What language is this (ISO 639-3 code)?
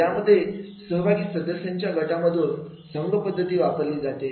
mar